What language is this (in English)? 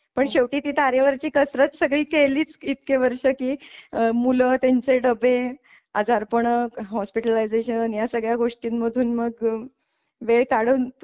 Marathi